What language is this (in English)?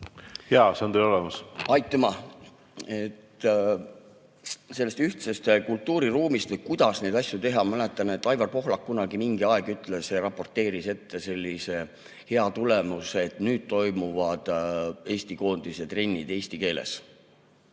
Estonian